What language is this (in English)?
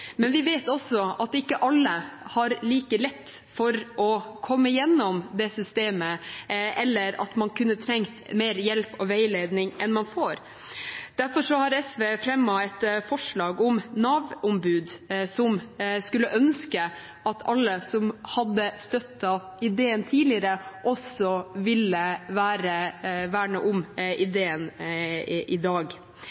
Norwegian Bokmål